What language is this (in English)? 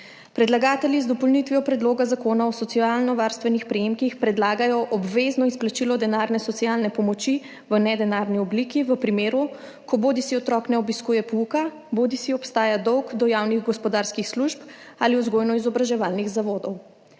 Slovenian